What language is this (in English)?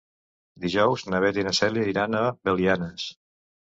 Catalan